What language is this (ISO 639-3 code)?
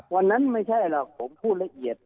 tha